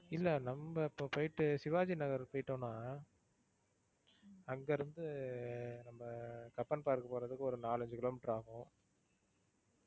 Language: Tamil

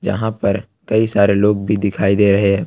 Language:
Hindi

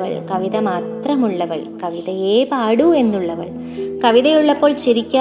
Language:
Malayalam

